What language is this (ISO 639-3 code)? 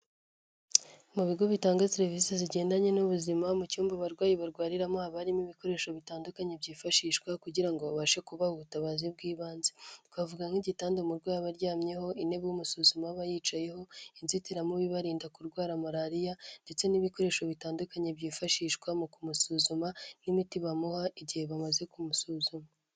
kin